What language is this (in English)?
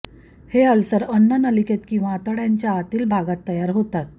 Marathi